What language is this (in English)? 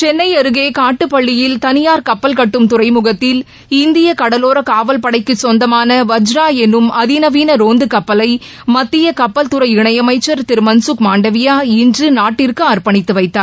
Tamil